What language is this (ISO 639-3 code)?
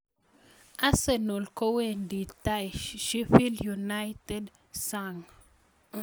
kln